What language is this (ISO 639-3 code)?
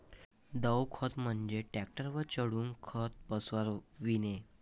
mar